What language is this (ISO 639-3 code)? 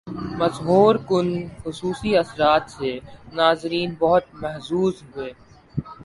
urd